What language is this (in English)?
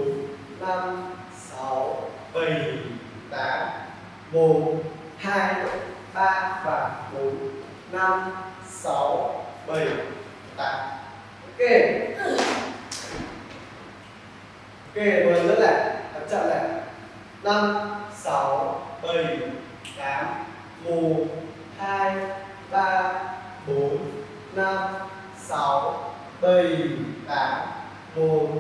Vietnamese